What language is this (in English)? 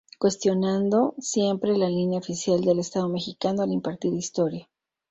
Spanish